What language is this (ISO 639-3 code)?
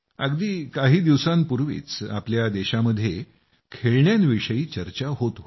mar